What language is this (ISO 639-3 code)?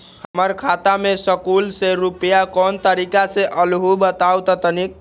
mag